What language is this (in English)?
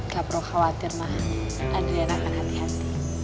Indonesian